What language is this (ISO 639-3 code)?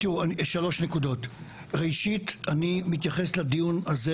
heb